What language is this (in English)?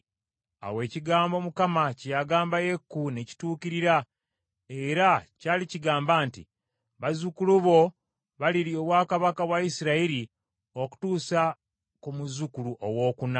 Ganda